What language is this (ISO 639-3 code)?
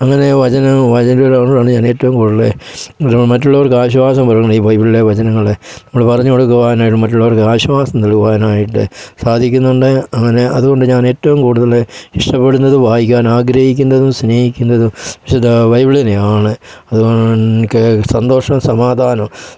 mal